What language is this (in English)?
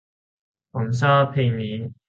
Thai